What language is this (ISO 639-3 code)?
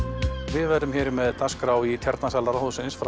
isl